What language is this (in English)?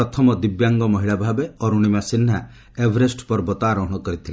Odia